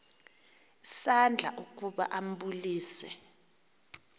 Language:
Xhosa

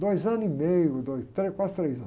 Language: Portuguese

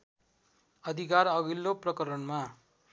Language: Nepali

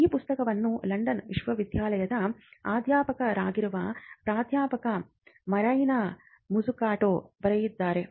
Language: Kannada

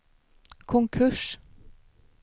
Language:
Swedish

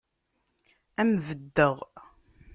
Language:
Kabyle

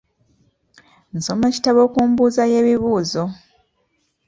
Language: Ganda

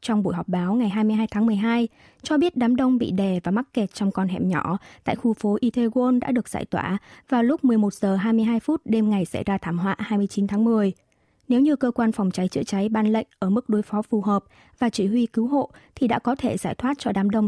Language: Vietnamese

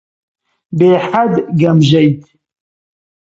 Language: Central Kurdish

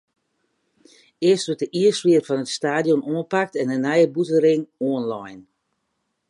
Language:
Western Frisian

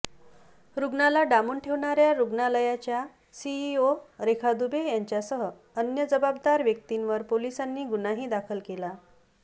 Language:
Marathi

